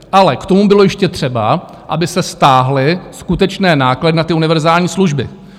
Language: Czech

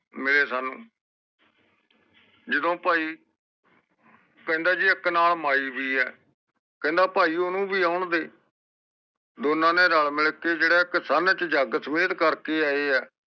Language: Punjabi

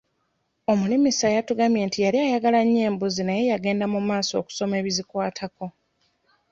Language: Ganda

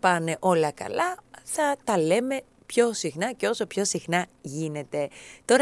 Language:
Greek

